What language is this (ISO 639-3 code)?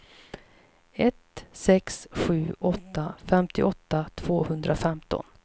swe